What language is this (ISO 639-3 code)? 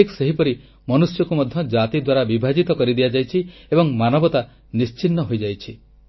ori